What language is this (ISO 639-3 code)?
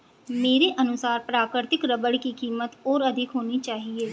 hin